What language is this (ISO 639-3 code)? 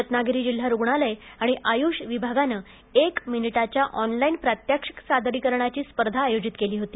mar